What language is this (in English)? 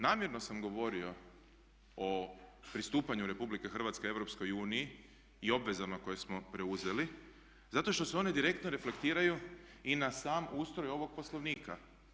Croatian